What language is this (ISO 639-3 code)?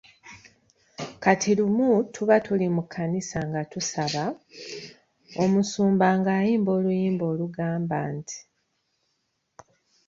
lug